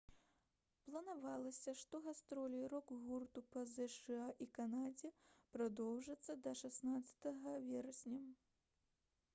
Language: Belarusian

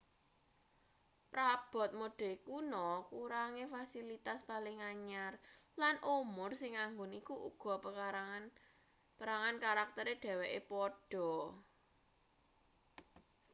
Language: Javanese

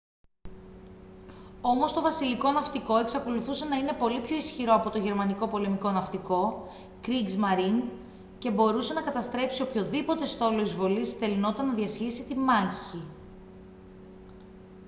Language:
Greek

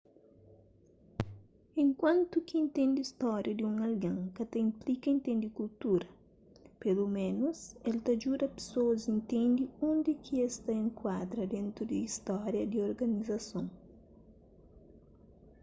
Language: Kabuverdianu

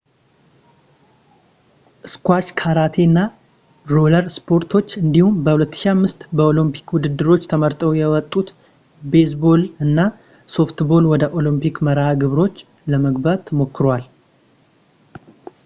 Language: Amharic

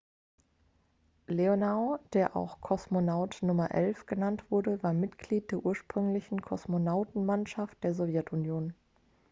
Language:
German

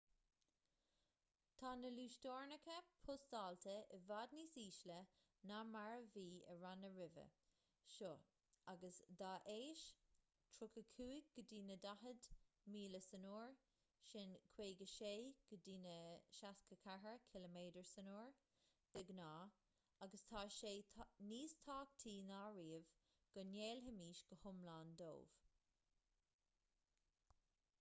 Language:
Irish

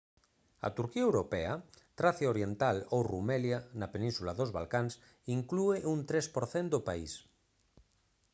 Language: Galician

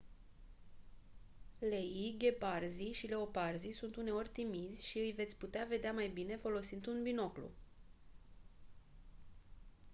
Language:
Romanian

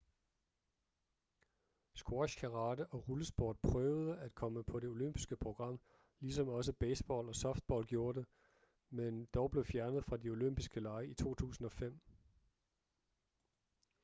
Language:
Danish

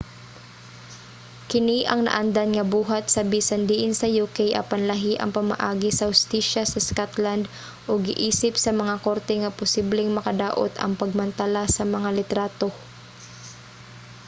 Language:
Cebuano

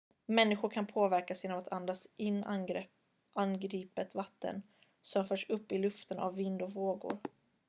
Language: Swedish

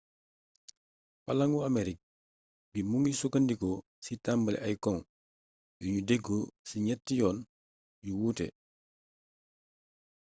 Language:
Wolof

